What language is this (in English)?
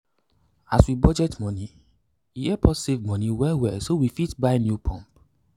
Nigerian Pidgin